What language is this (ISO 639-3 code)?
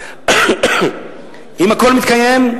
heb